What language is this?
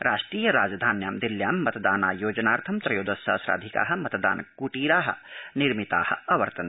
Sanskrit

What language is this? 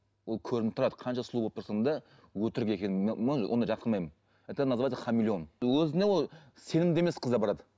Kazakh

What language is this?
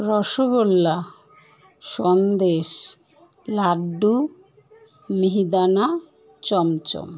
Bangla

